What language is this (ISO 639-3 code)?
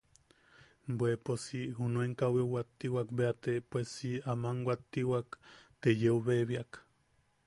yaq